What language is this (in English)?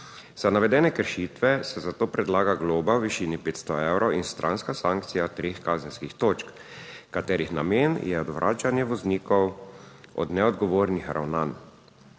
Slovenian